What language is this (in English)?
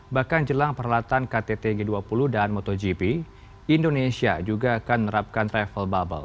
Indonesian